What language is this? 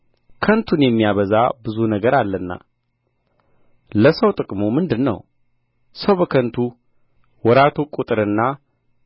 Amharic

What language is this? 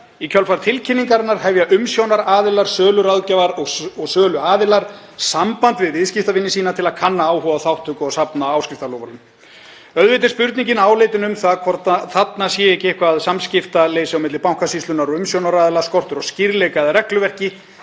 Icelandic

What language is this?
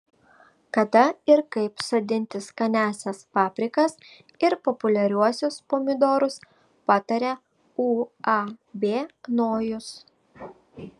Lithuanian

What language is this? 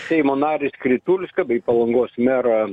Lithuanian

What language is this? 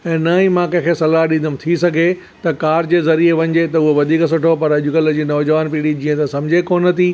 Sindhi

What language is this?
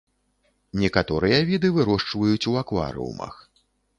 Belarusian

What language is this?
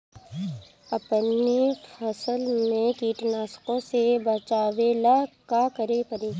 Bhojpuri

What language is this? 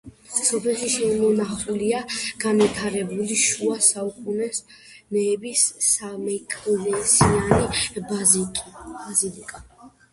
Georgian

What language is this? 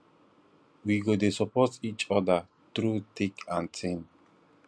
Nigerian Pidgin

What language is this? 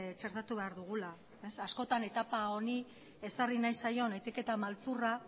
Basque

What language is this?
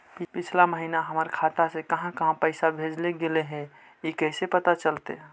Magahi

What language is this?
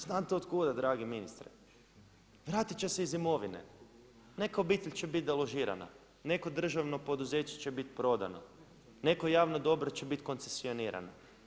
Croatian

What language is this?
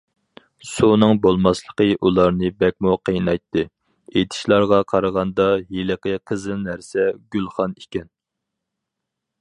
Uyghur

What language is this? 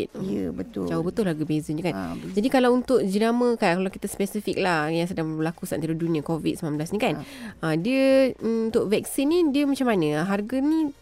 Malay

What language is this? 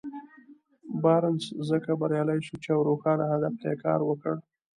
Pashto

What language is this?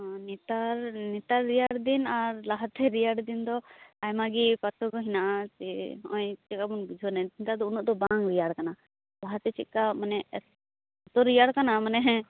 Santali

